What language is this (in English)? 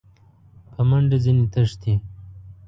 Pashto